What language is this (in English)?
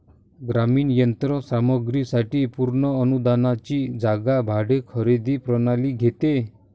Marathi